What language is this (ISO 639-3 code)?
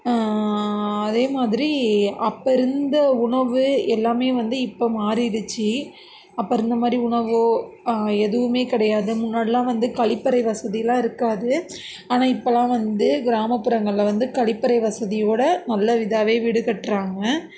tam